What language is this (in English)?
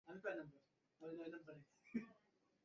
Bangla